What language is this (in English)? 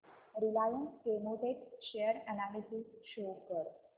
Marathi